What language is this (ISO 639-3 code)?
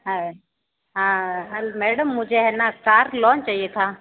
hin